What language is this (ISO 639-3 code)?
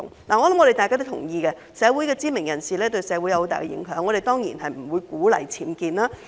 yue